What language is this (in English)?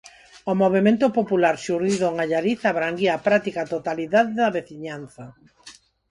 Galician